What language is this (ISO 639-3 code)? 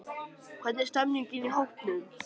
isl